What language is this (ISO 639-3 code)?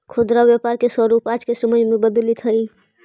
mag